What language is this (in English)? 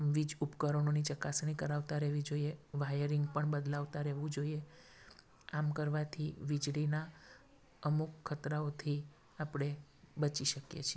Gujarati